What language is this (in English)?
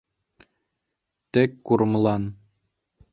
Mari